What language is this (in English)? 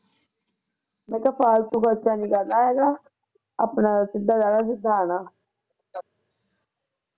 Punjabi